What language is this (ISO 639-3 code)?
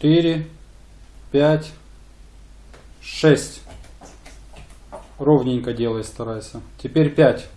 rus